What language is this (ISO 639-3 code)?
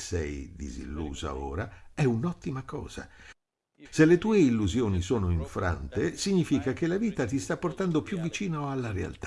ita